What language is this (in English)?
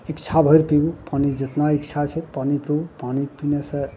Maithili